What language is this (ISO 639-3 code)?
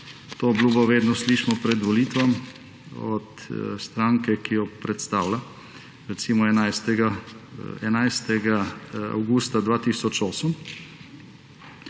slv